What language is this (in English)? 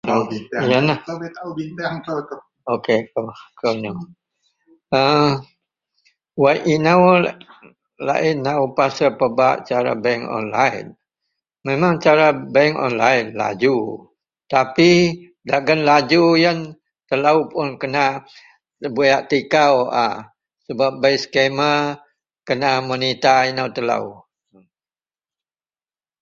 Central Melanau